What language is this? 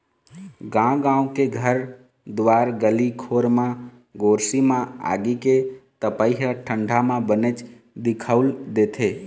Chhattisgarhi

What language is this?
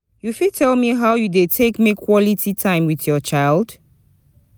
Nigerian Pidgin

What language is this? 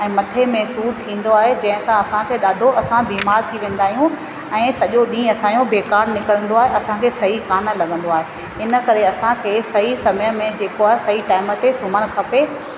Sindhi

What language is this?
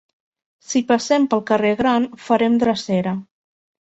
Catalan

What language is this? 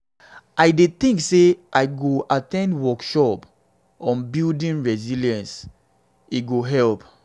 Nigerian Pidgin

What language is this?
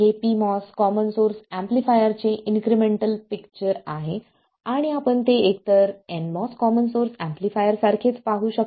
Marathi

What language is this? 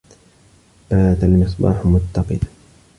Arabic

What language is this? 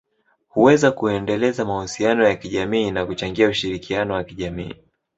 Swahili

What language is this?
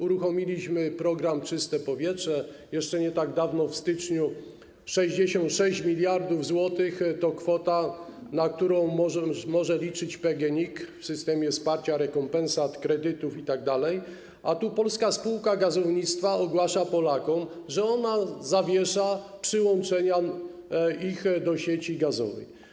Polish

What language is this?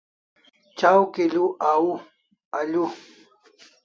Kalasha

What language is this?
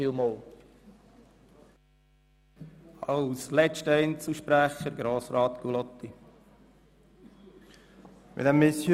Swiss German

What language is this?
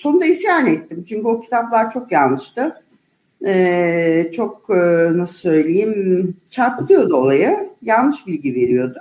Turkish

